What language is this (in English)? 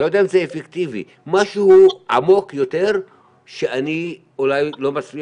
Hebrew